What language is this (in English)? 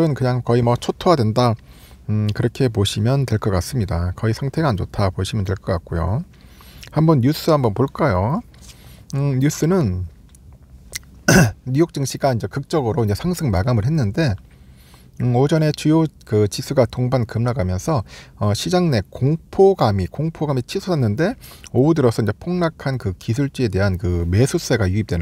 Korean